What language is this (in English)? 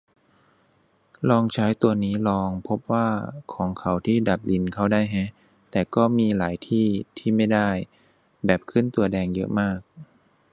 Thai